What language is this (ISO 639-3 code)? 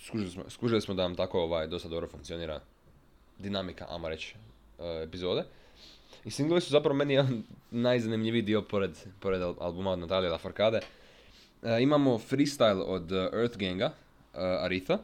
hrv